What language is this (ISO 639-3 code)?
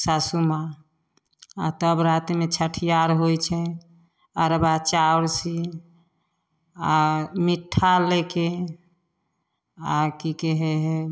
mai